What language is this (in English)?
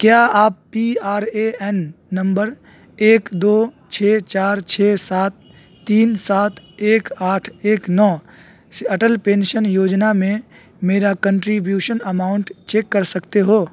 Urdu